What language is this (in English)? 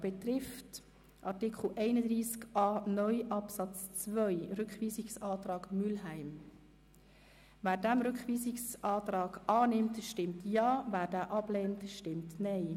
Swiss German